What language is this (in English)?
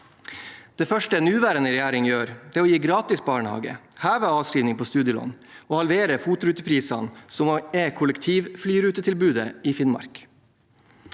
Norwegian